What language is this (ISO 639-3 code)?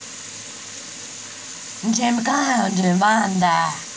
rus